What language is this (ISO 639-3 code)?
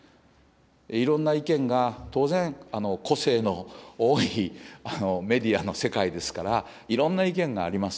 jpn